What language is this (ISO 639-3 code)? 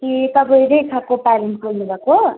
nep